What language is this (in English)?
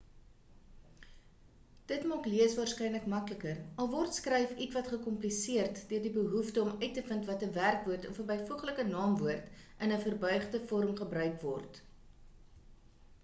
Afrikaans